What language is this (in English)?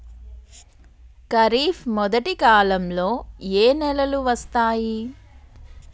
Telugu